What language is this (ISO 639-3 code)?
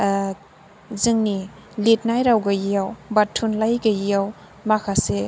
brx